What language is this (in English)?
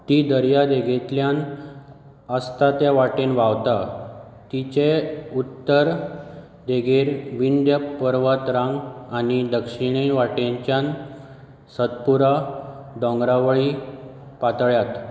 Konkani